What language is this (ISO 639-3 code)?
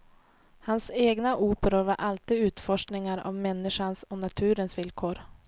swe